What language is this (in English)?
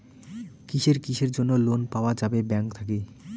Bangla